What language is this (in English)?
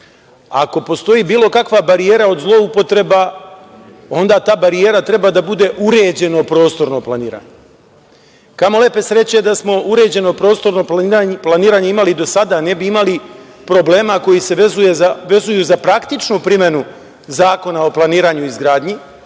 Serbian